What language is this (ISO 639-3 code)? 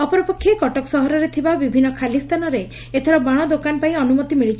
ori